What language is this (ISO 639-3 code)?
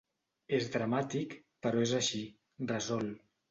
cat